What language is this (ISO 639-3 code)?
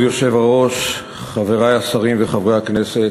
heb